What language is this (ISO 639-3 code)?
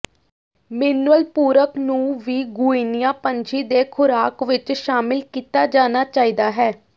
pan